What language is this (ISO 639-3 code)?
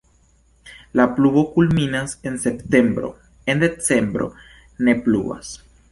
epo